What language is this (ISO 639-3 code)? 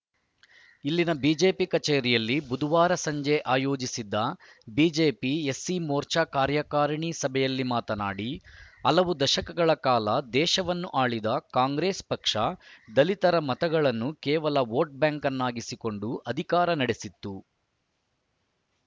kan